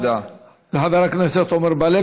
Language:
Hebrew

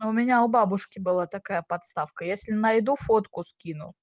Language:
Russian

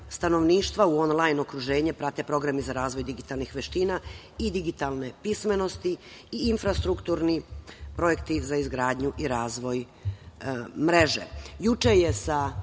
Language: Serbian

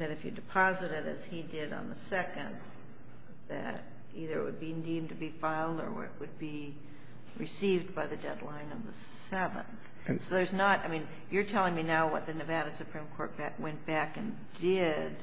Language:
English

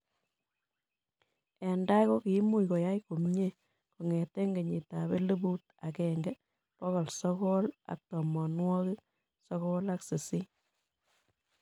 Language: Kalenjin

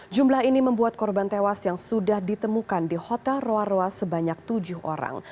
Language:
Indonesian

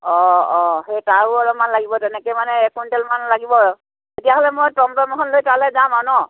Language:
Assamese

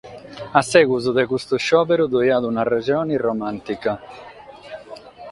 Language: Sardinian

